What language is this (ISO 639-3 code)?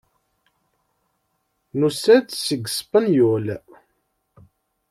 kab